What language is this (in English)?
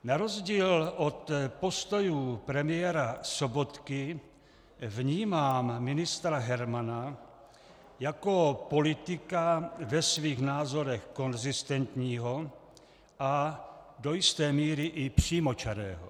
Czech